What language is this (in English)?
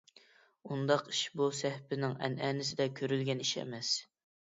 Uyghur